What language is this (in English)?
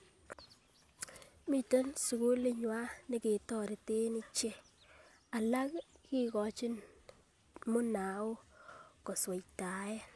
Kalenjin